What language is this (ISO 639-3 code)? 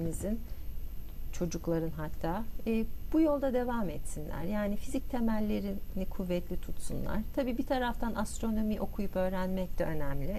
tur